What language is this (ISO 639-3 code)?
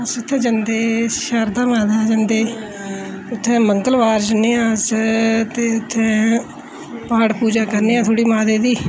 doi